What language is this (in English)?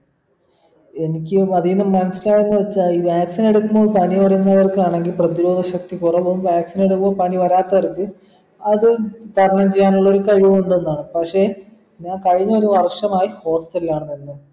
Malayalam